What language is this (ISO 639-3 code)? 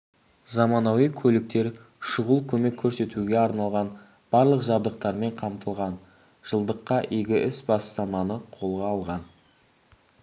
kaz